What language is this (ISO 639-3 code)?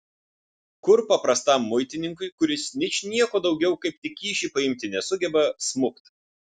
lit